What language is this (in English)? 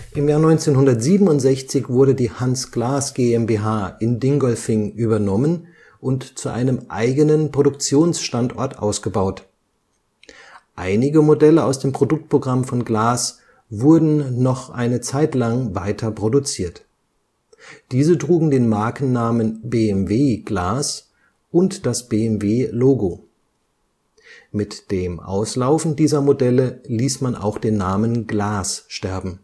German